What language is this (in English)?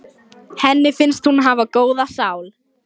Icelandic